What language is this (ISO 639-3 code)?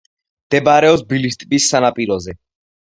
kat